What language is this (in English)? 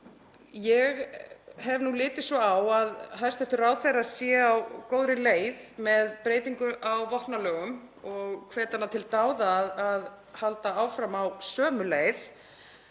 Icelandic